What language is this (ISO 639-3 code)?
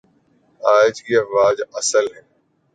urd